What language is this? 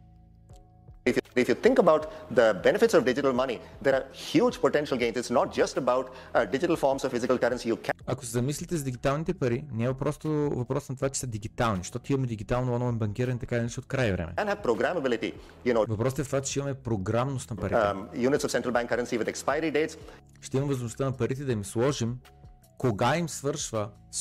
Bulgarian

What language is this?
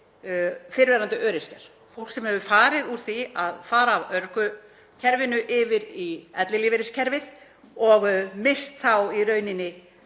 Icelandic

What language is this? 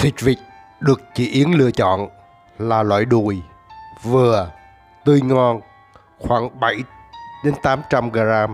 Vietnamese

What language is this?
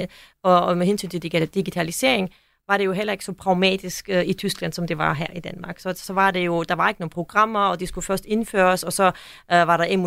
Danish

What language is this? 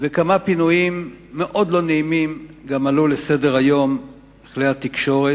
Hebrew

